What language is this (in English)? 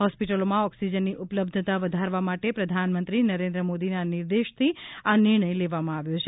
Gujarati